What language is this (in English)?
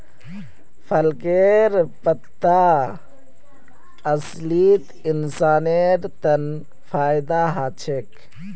Magahi